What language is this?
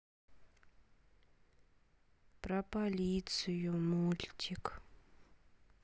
Russian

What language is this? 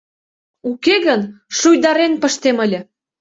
Mari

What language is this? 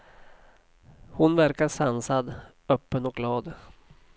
Swedish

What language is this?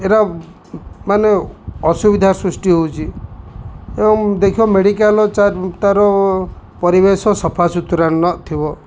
Odia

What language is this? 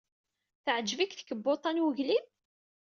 Kabyle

